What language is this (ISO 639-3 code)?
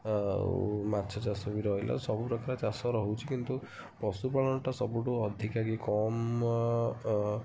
ori